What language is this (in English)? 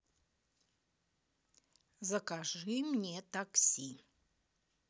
Russian